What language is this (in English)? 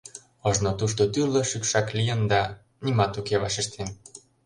Mari